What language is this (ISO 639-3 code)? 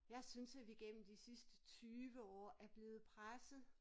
dan